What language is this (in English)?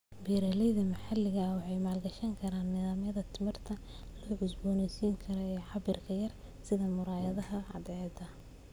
Somali